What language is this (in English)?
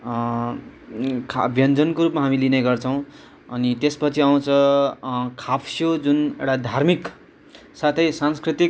Nepali